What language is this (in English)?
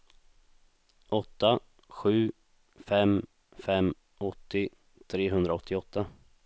Swedish